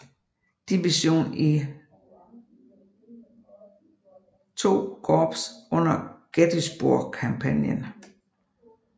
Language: Danish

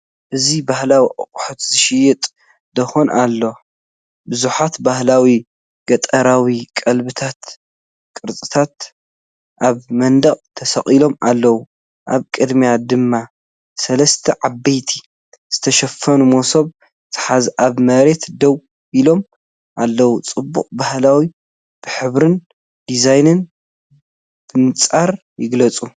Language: Tigrinya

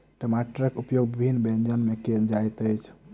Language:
Maithili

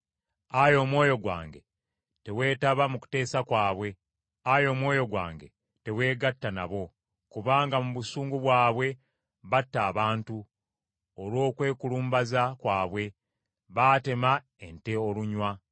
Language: Ganda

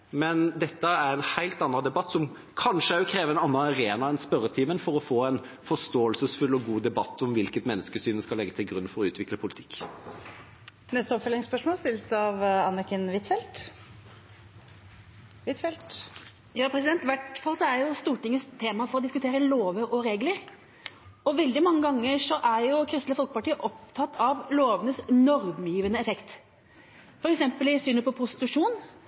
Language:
Norwegian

